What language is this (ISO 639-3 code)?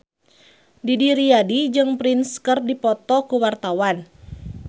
sun